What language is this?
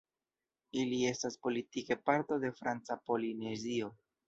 Esperanto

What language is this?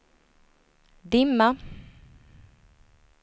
Swedish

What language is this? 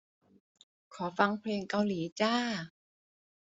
Thai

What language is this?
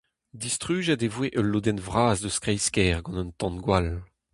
Breton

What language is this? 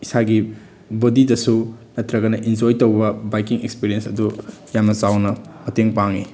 Manipuri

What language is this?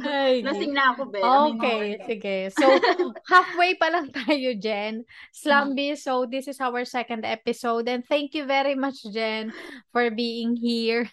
Filipino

